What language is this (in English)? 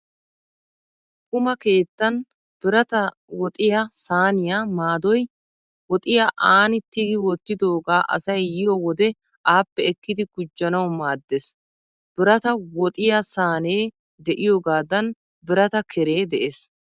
Wolaytta